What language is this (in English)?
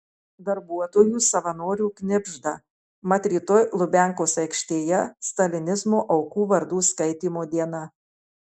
Lithuanian